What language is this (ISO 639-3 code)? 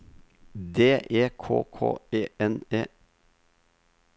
nor